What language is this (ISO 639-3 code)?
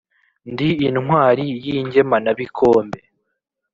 kin